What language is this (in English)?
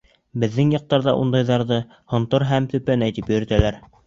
Bashkir